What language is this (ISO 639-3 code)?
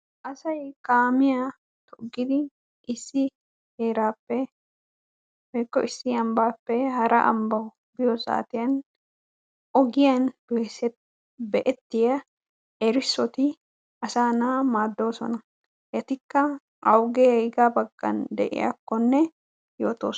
wal